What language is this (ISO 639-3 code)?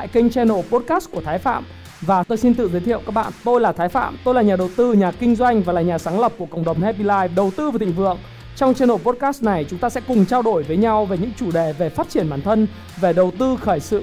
vie